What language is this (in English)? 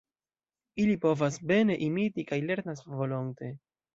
Esperanto